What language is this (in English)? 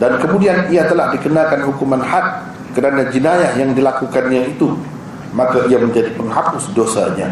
Malay